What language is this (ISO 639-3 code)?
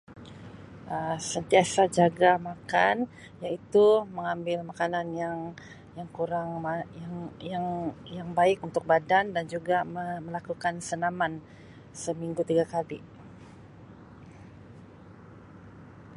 msi